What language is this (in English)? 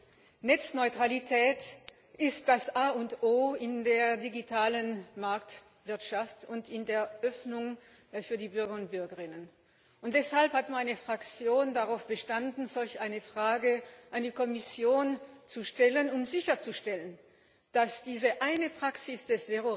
German